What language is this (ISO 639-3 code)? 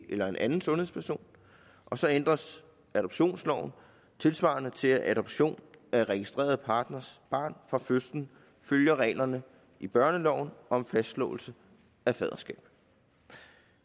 dan